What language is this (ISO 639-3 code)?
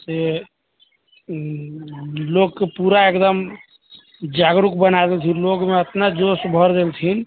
mai